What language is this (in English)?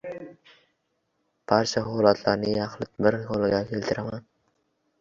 Uzbek